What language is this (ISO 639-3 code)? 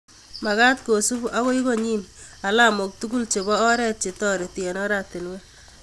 kln